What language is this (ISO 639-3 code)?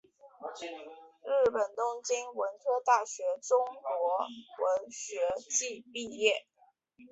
zho